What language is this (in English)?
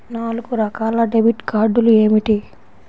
Telugu